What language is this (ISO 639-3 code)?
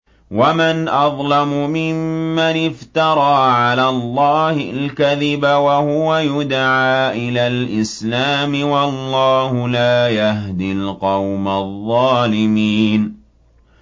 ara